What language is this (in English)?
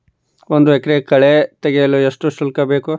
Kannada